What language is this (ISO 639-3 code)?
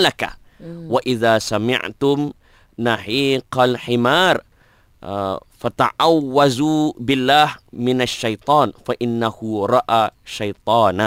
msa